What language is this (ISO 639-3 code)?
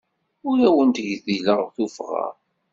kab